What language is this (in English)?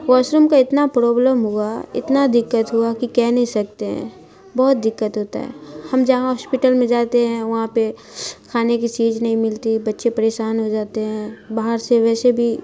Urdu